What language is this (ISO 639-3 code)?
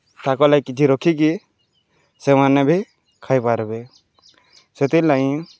ori